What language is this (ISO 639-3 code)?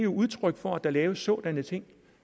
dan